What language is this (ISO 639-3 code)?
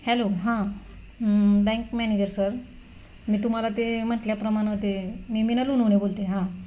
mar